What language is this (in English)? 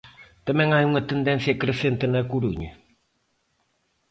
Galician